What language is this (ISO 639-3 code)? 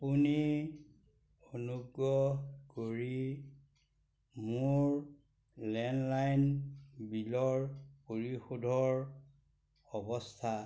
asm